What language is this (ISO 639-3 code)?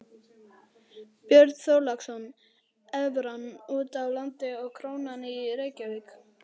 isl